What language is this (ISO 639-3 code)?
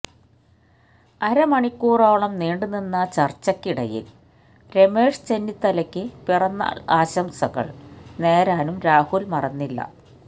mal